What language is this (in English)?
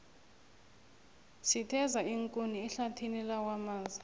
South Ndebele